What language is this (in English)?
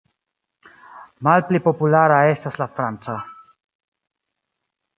Esperanto